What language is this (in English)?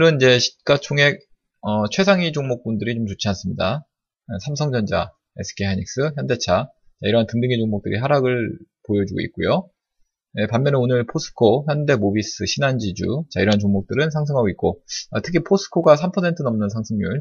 Korean